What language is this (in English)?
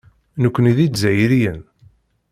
Kabyle